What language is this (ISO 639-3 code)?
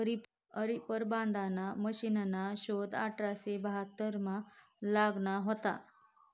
mar